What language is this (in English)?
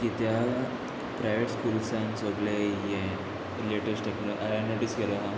Konkani